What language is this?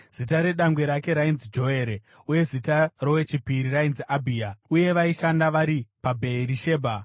Shona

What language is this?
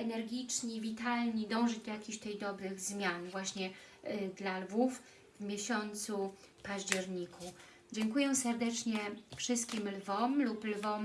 Polish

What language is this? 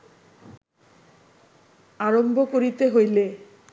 Bangla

